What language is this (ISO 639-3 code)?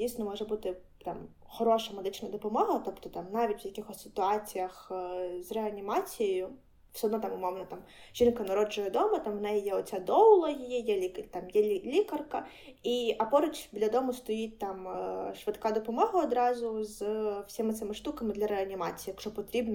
ukr